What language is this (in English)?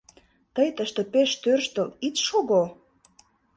Mari